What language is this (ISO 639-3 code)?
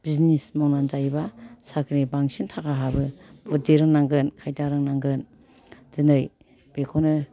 brx